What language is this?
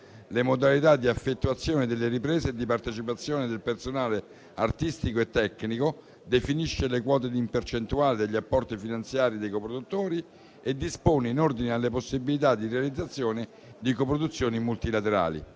Italian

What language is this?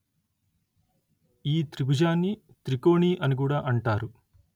Telugu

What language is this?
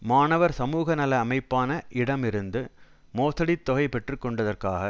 Tamil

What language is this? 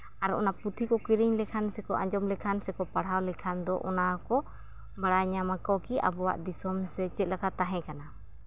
Santali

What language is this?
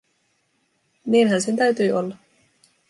Finnish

